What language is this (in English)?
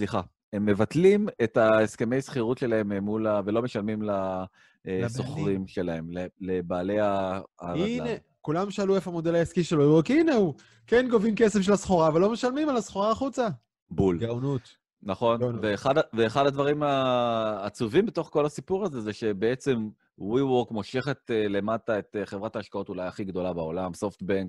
Hebrew